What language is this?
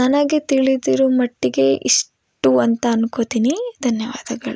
Kannada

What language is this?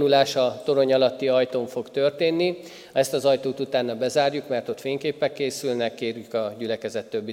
Hungarian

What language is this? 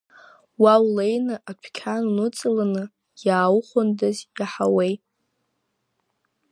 Abkhazian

